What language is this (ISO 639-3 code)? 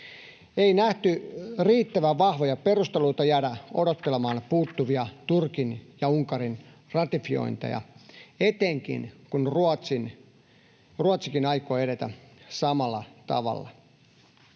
fin